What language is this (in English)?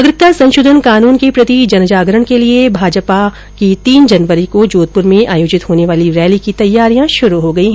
Hindi